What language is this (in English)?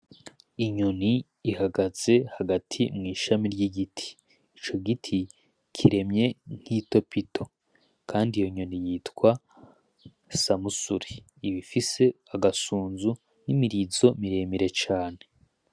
Rundi